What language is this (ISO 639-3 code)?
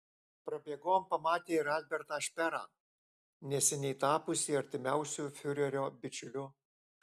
lit